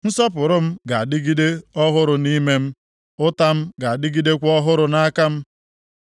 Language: Igbo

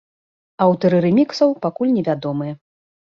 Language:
Belarusian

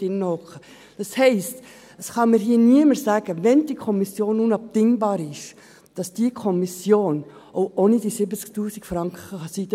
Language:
Swiss German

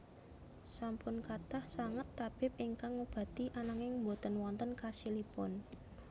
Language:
Javanese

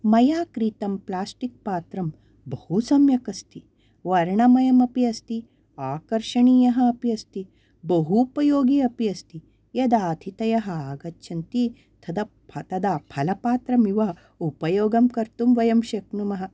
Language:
Sanskrit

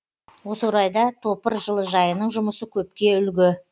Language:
Kazakh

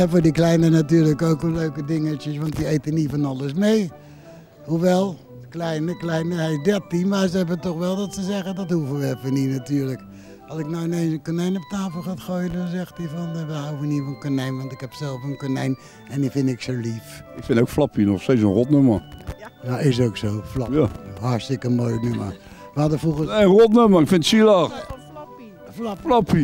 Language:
Dutch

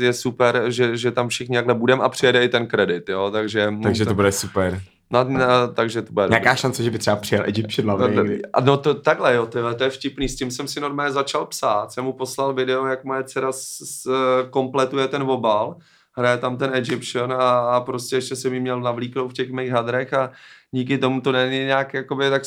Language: Czech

